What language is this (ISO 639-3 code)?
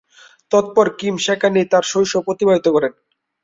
ben